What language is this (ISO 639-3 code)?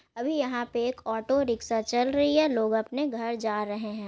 mag